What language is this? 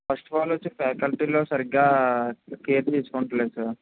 Telugu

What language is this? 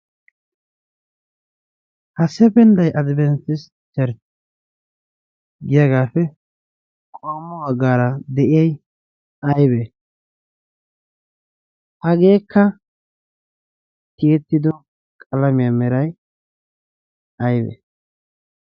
Wolaytta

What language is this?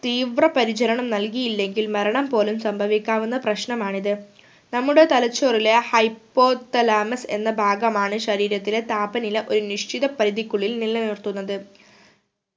Malayalam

